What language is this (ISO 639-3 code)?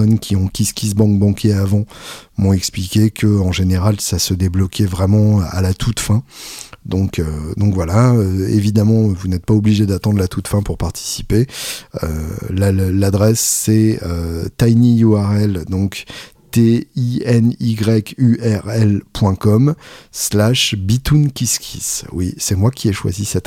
fra